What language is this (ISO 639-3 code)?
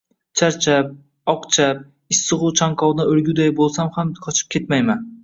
uzb